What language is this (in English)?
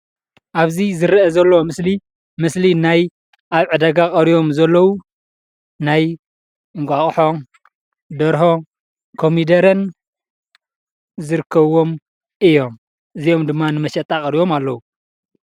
Tigrinya